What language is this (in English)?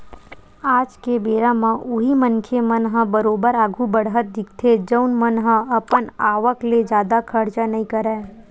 Chhattisgarhi